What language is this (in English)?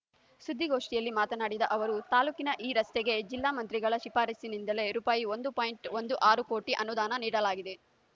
Kannada